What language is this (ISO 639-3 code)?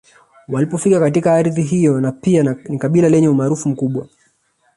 swa